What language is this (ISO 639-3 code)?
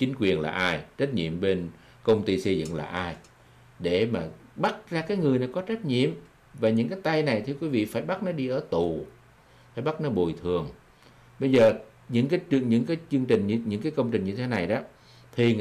vie